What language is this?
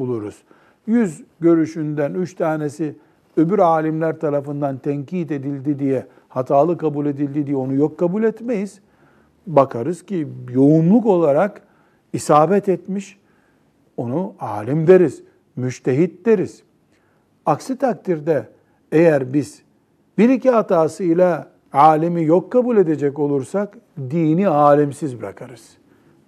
Turkish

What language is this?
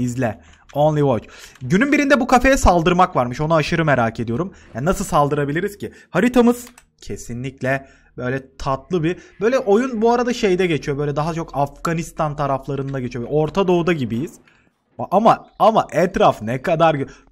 Turkish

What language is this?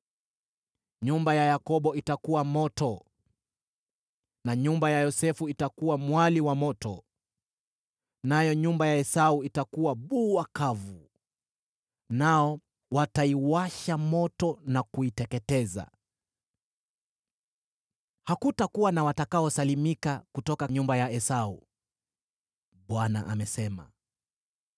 Swahili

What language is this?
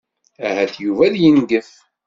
Kabyle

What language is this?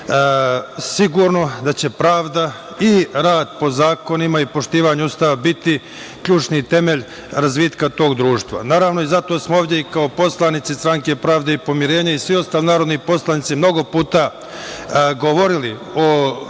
Serbian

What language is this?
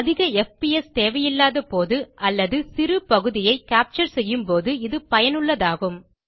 Tamil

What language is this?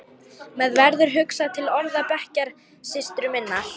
Icelandic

